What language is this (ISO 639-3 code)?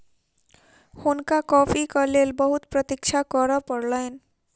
mai